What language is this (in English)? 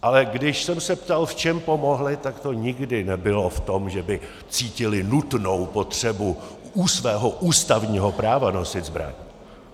Czech